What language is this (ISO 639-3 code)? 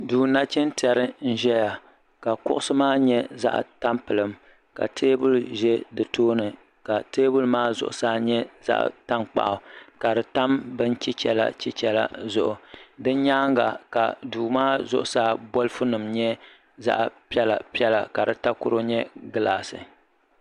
dag